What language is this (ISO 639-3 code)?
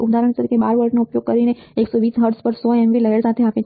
guj